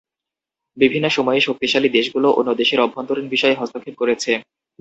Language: Bangla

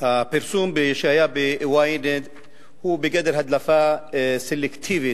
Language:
Hebrew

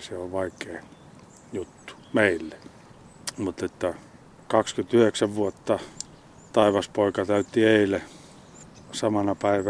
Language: Finnish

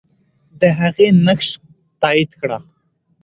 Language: Pashto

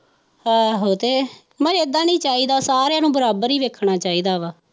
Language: Punjabi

